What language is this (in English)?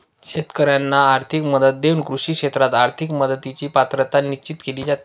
Marathi